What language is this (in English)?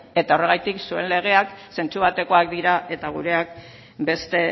Basque